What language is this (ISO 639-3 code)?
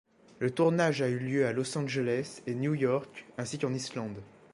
fra